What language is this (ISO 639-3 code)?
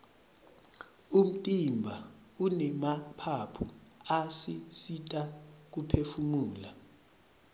ssw